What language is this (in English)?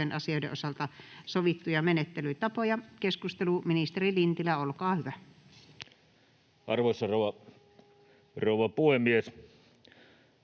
Finnish